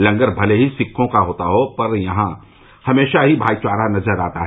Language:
Hindi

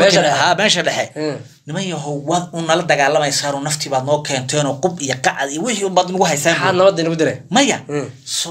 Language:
Arabic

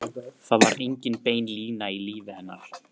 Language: Icelandic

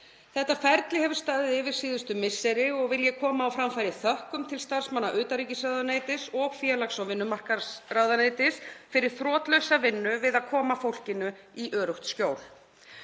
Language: Icelandic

